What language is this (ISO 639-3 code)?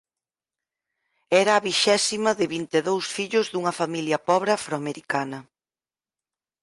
glg